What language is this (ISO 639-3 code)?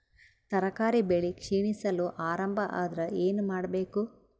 kan